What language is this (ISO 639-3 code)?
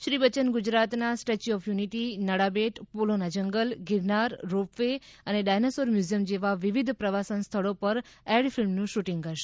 guj